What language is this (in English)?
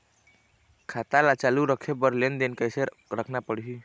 Chhattisgarhi